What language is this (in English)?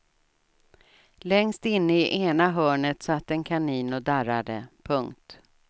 Swedish